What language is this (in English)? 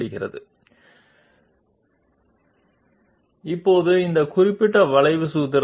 Telugu